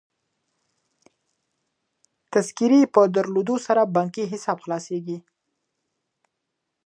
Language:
Pashto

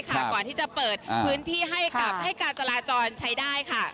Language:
Thai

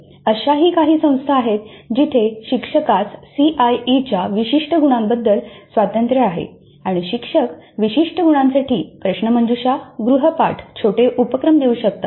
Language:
Marathi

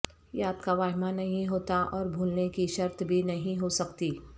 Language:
Urdu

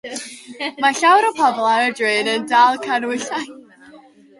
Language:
Welsh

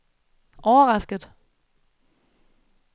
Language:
Danish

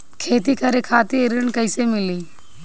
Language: Bhojpuri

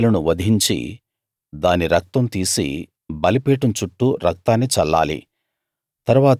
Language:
Telugu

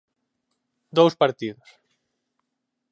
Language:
Galician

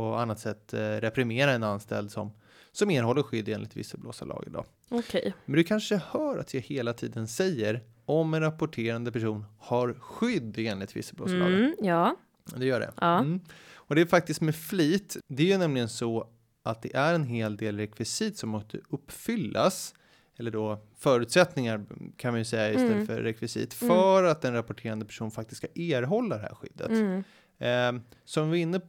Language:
Swedish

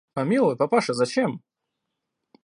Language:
Russian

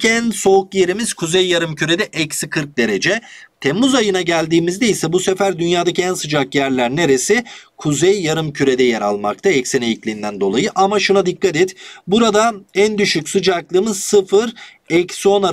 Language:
Turkish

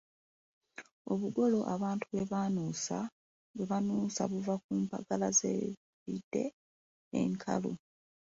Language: Ganda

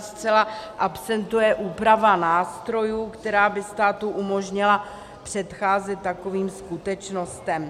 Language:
Czech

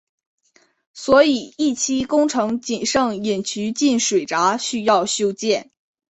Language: Chinese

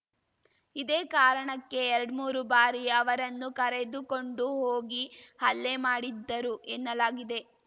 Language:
Kannada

